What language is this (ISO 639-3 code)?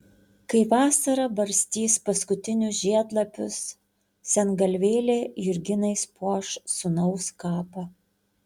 lit